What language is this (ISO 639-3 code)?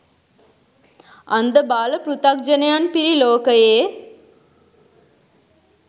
sin